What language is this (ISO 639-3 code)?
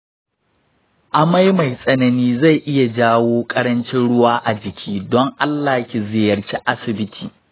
hau